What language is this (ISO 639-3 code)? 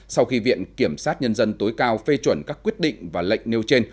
vie